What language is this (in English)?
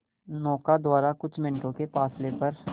Hindi